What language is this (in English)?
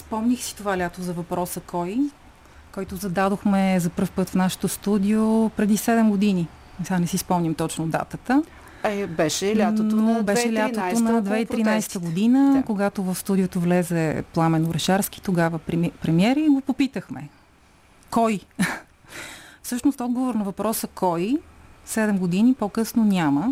Bulgarian